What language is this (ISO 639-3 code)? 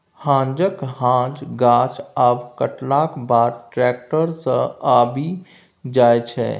mai